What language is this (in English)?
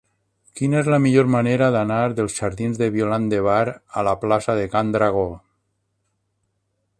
Catalan